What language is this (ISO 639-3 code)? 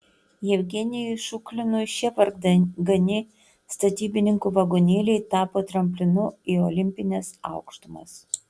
lit